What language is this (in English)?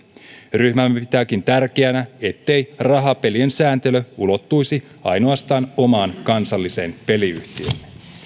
Finnish